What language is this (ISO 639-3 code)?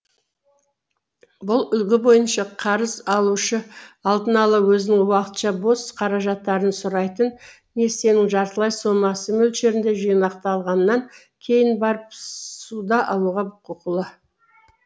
kaz